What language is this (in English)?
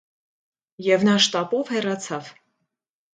Armenian